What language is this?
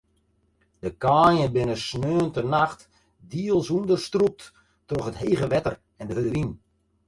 Western Frisian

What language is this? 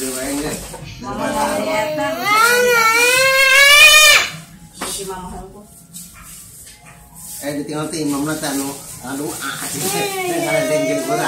Indonesian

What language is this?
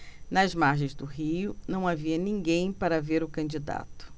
Portuguese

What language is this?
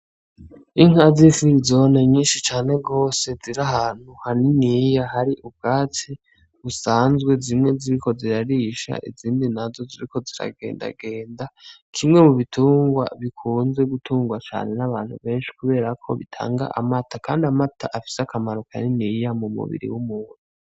Rundi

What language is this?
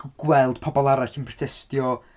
Welsh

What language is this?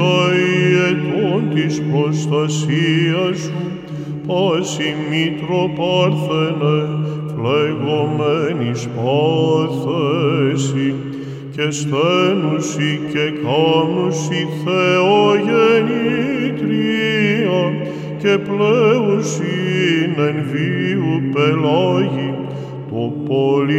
Greek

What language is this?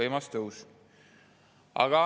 Estonian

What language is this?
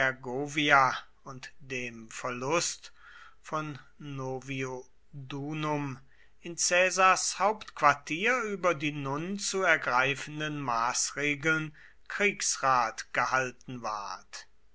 German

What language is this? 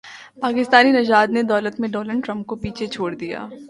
Urdu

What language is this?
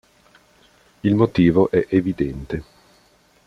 Italian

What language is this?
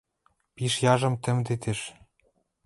Western Mari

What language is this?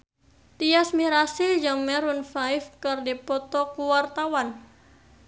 Sundanese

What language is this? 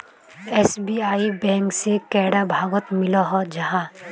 Magahi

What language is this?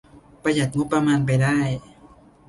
Thai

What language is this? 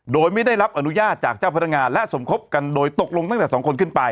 Thai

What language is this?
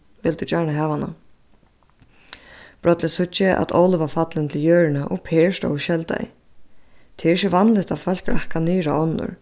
Faroese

